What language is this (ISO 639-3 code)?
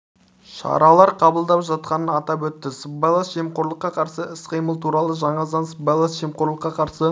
kaz